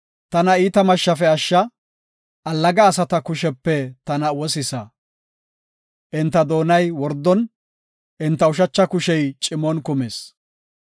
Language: Gofa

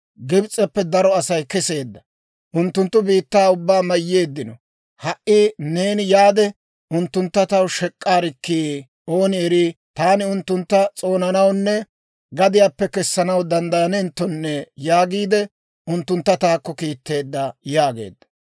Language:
Dawro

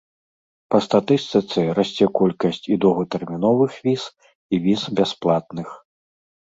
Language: Belarusian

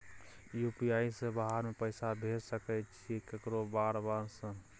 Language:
Maithili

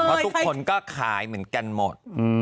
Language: Thai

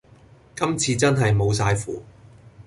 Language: Cantonese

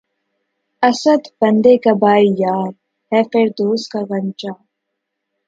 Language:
Urdu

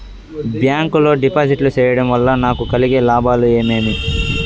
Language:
Telugu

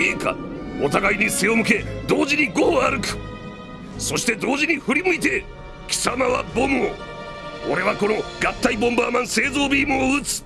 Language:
Japanese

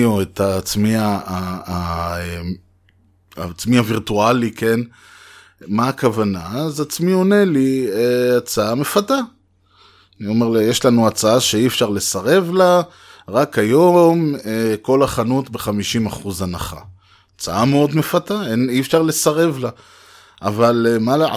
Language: Hebrew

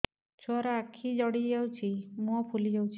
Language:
Odia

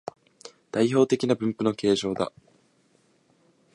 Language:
Japanese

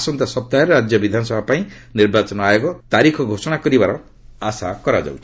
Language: Odia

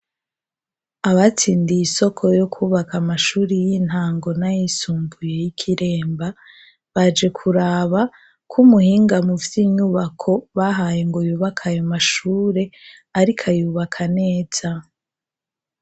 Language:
Rundi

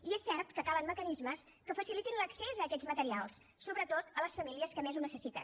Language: Catalan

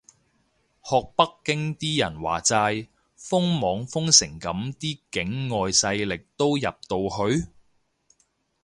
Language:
Cantonese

